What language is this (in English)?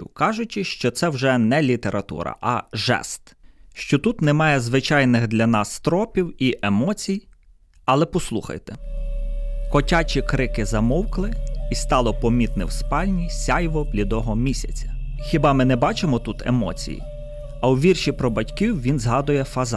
Ukrainian